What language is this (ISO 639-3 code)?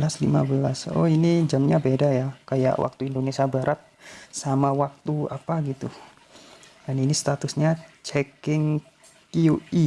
ind